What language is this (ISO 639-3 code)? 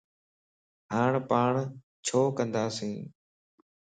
lss